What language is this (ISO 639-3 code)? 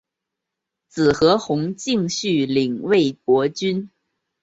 zho